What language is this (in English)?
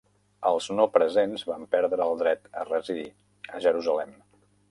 Catalan